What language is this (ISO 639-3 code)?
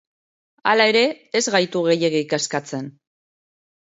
eus